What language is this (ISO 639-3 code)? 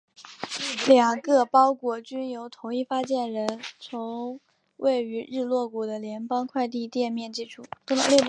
zho